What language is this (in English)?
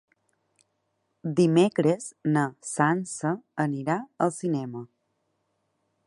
Catalan